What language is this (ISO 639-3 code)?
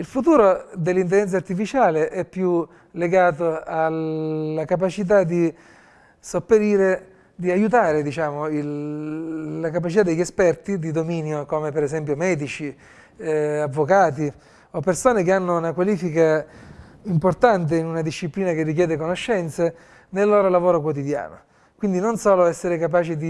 ita